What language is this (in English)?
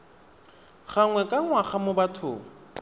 Tswana